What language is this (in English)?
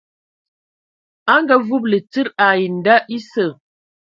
Ewondo